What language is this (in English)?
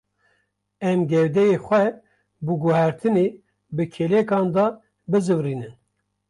Kurdish